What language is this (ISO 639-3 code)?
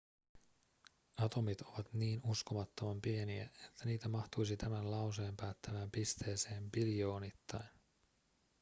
fin